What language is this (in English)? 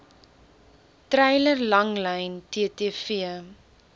Afrikaans